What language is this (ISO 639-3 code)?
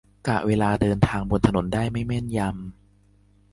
tha